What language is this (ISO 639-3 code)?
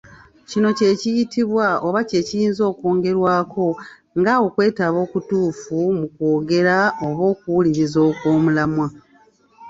lug